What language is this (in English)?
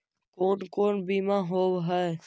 Magahi